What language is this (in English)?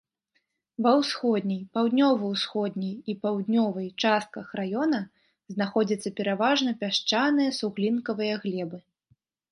Belarusian